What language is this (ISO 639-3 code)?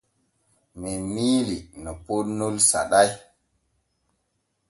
fue